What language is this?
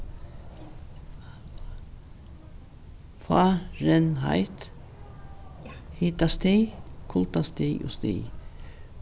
Faroese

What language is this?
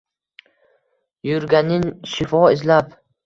Uzbek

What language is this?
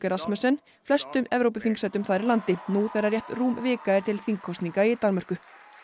Icelandic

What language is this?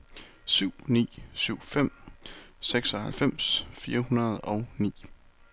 Danish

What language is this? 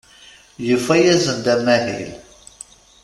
Kabyle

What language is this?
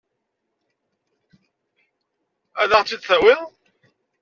Kabyle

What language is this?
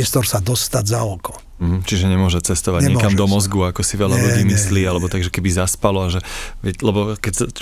Slovak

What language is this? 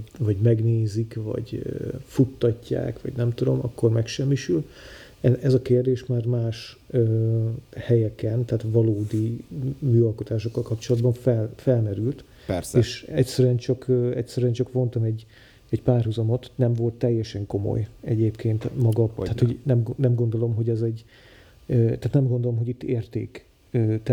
Hungarian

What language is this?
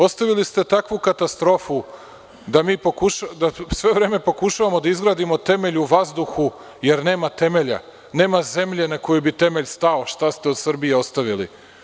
Serbian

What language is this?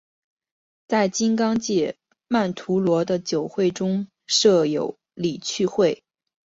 Chinese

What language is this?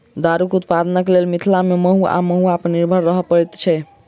Maithili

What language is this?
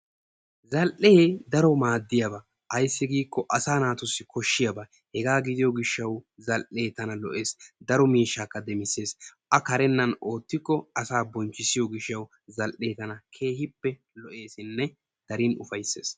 Wolaytta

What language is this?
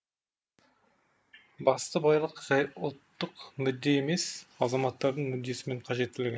Kazakh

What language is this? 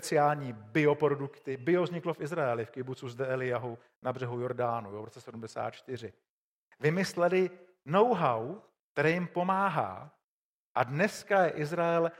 Czech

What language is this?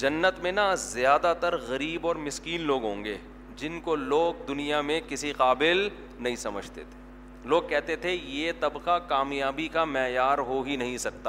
Urdu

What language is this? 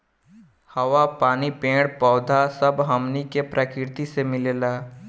Bhojpuri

